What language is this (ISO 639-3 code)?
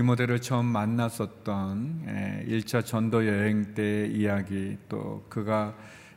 kor